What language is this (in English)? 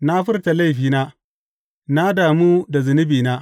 Hausa